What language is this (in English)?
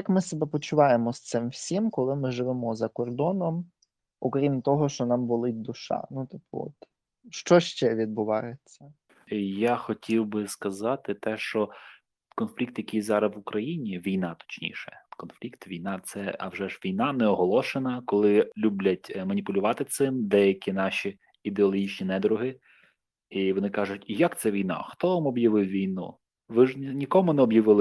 Ukrainian